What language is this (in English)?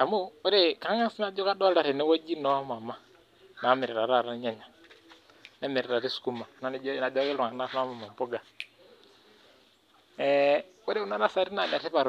Masai